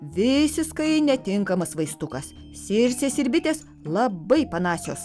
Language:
Lithuanian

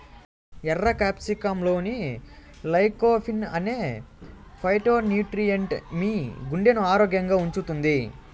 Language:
Telugu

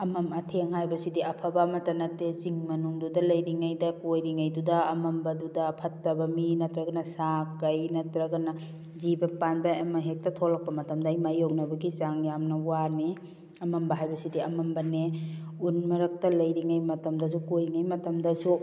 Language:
Manipuri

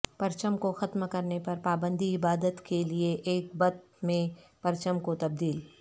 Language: Urdu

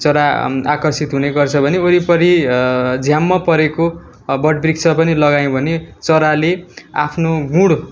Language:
Nepali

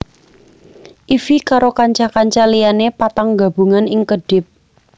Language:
Javanese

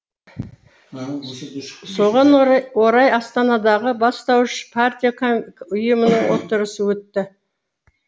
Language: Kazakh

